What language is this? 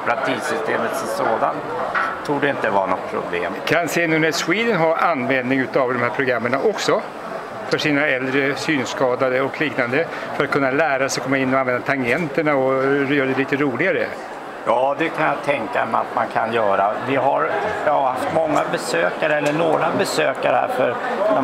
Swedish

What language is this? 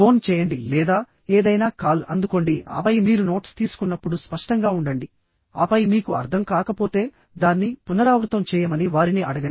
Telugu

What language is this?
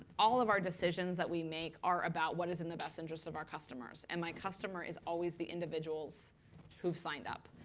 English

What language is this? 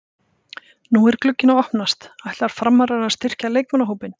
Icelandic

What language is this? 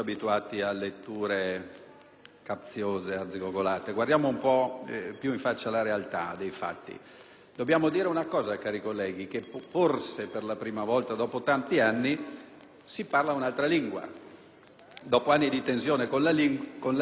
Italian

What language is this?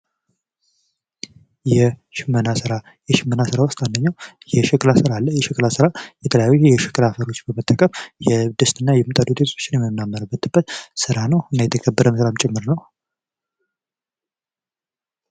Amharic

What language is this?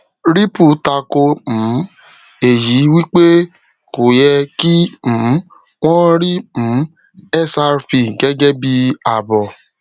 Yoruba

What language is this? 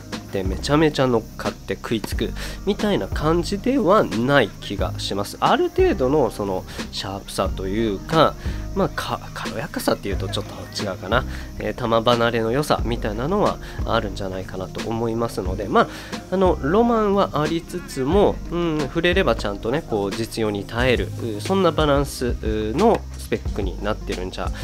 Japanese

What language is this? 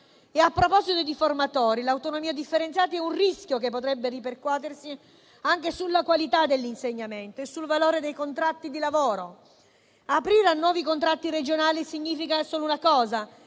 Italian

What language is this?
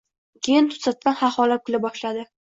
Uzbek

